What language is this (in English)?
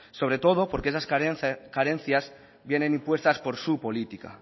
Spanish